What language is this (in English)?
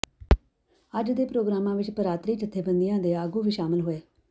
Punjabi